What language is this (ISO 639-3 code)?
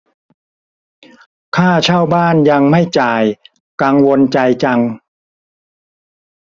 tha